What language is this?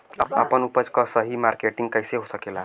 Bhojpuri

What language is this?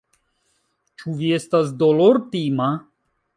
Esperanto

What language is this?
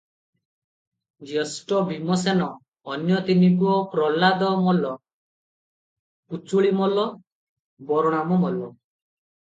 Odia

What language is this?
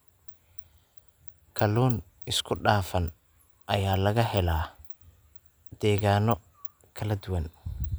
Somali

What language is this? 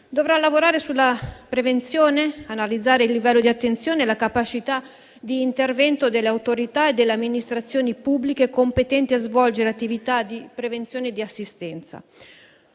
Italian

